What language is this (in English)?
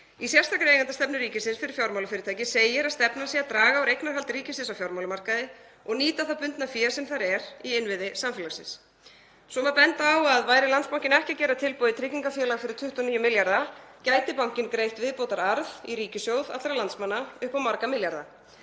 Icelandic